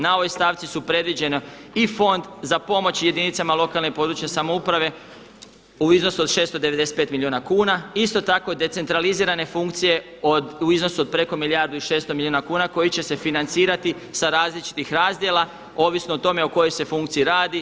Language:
Croatian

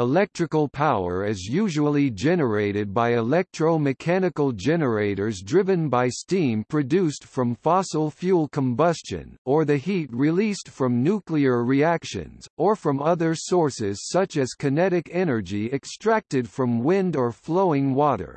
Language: English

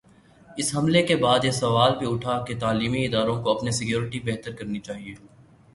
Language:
Urdu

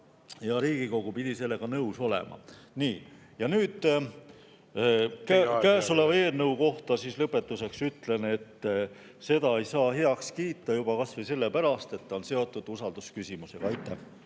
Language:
Estonian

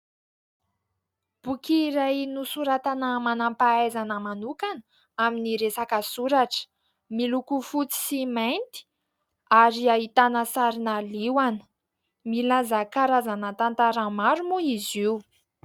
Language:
Malagasy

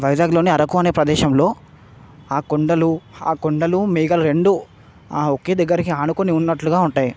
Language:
Telugu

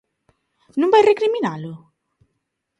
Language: Galician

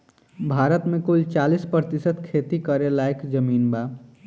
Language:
Bhojpuri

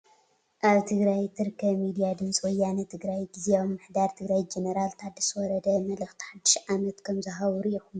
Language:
Tigrinya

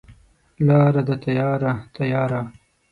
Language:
Pashto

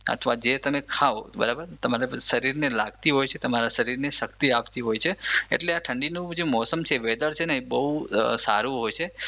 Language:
Gujarati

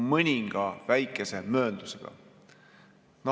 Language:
Estonian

